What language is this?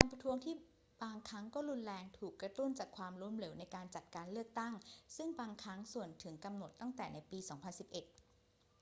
Thai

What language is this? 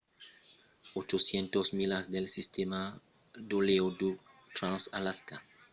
Occitan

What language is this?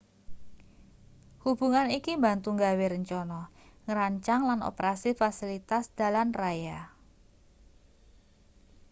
Javanese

